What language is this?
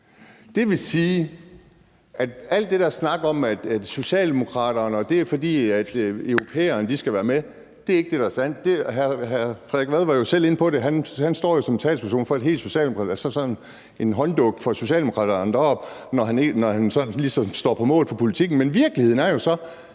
Danish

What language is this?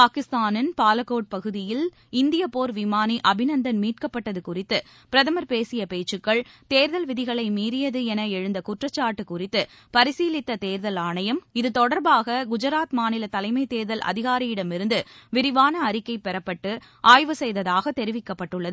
Tamil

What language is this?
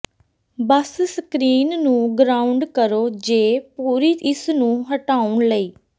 Punjabi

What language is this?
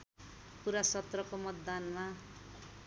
Nepali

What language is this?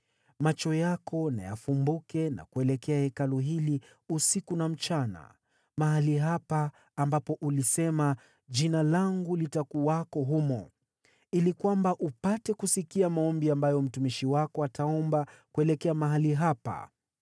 Swahili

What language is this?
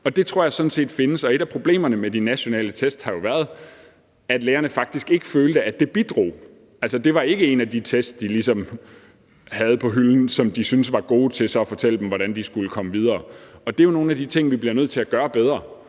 Danish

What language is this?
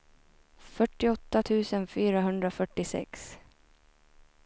Swedish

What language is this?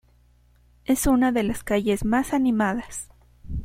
Spanish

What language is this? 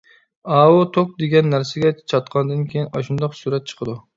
Uyghur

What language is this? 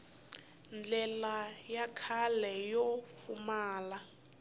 Tsonga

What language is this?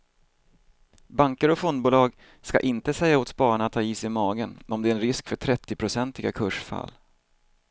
Swedish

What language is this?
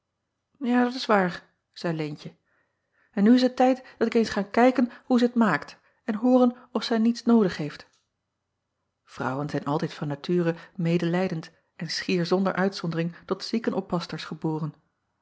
Dutch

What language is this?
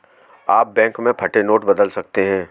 Hindi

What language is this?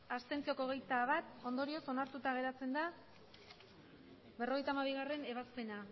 Basque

